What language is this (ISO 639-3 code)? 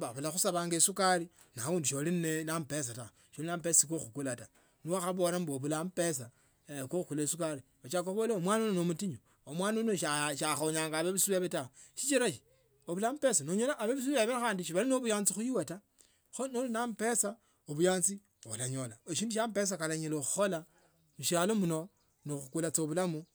lto